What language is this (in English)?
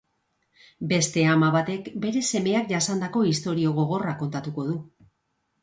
Basque